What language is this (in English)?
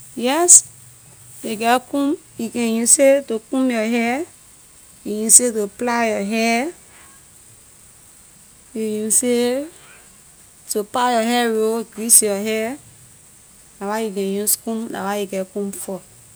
Liberian English